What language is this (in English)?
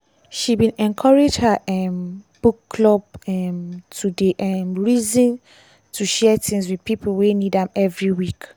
Nigerian Pidgin